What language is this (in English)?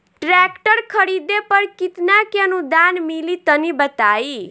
Bhojpuri